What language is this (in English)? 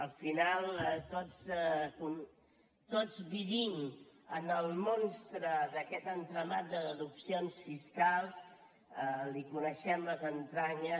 Catalan